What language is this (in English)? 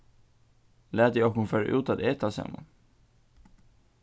Faroese